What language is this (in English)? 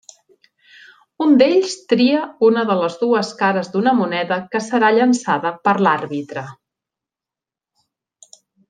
Catalan